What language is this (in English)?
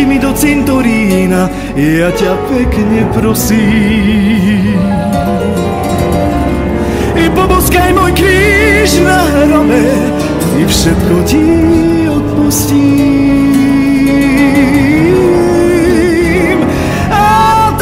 Polish